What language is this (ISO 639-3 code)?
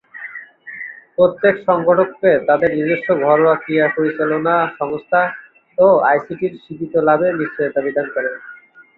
ben